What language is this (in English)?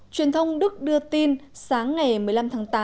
Vietnamese